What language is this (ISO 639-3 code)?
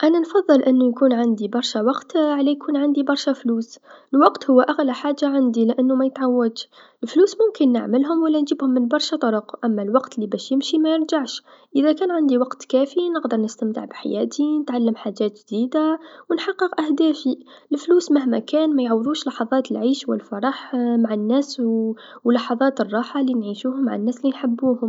aeb